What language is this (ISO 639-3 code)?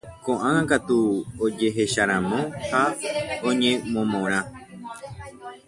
grn